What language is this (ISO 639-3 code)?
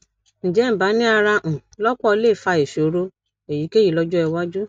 yor